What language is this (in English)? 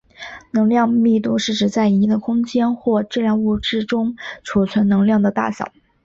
Chinese